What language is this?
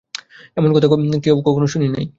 Bangla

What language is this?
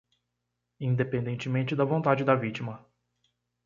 Portuguese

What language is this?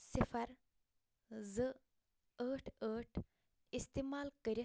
Kashmiri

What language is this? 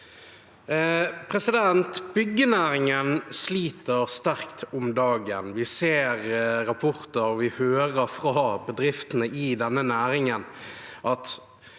Norwegian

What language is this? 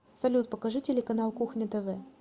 Russian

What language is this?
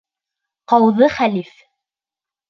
Bashkir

